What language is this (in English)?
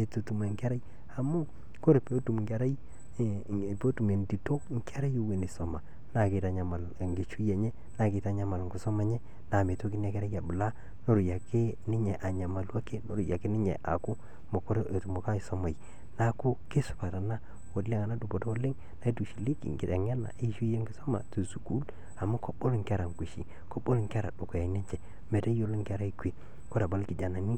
Masai